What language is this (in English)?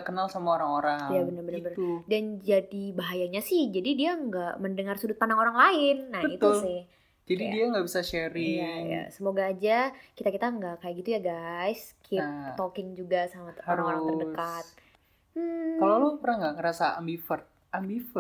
Indonesian